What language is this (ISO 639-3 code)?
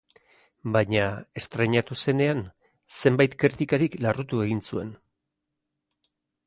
eus